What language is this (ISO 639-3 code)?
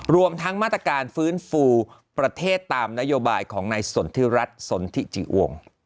tha